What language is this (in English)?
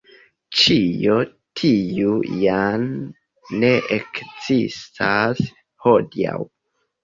Esperanto